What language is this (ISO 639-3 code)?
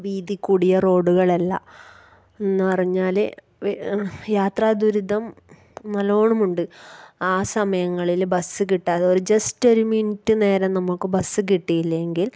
mal